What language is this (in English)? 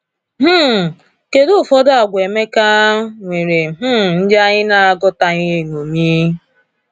Igbo